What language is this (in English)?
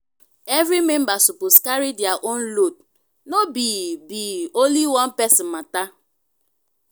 Nigerian Pidgin